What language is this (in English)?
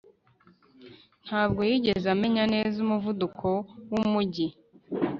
Kinyarwanda